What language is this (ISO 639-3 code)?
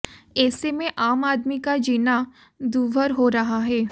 hin